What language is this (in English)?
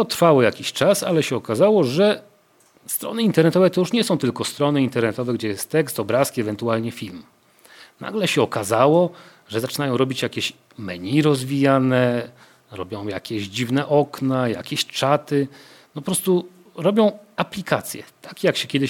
Polish